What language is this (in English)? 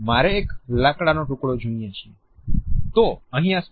Gujarati